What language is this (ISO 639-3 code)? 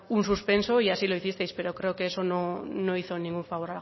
spa